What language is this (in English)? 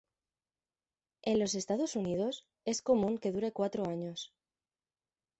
Spanish